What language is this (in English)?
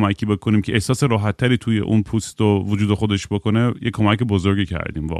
Persian